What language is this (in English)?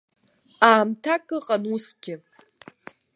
Abkhazian